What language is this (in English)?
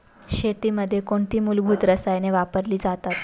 Marathi